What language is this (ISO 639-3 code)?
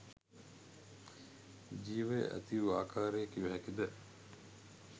sin